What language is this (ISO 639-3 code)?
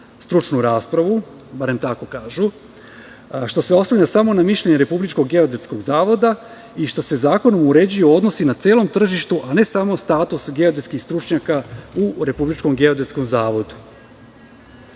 srp